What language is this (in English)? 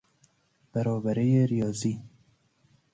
Persian